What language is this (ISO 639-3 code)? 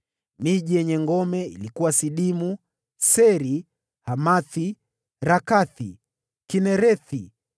swa